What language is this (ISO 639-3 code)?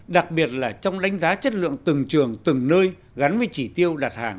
vie